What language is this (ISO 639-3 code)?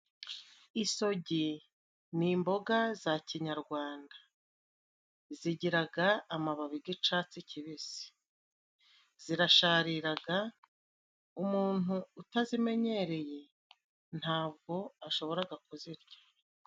kin